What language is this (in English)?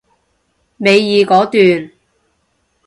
Cantonese